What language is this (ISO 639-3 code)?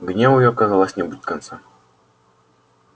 rus